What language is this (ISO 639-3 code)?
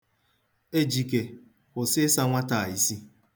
ibo